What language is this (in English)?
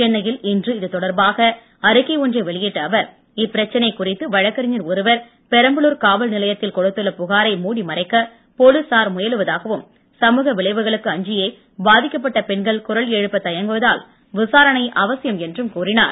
Tamil